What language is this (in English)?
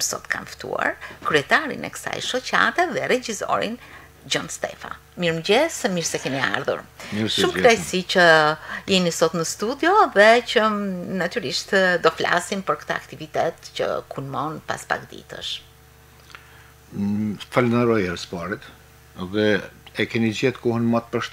Romanian